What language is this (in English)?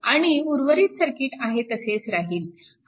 Marathi